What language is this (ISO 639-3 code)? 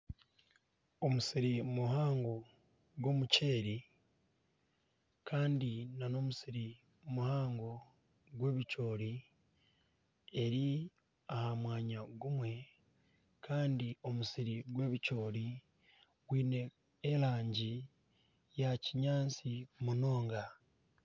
nyn